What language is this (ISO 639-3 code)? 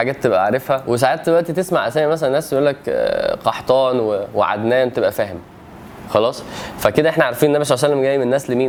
ara